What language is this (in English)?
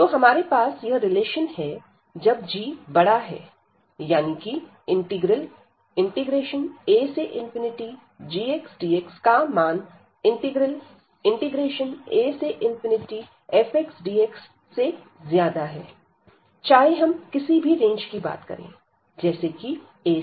Hindi